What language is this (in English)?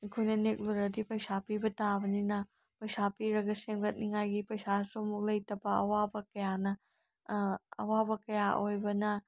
Manipuri